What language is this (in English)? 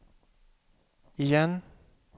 Swedish